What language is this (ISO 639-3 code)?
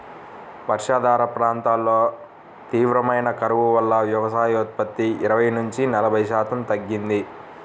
tel